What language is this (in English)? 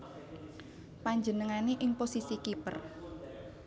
Javanese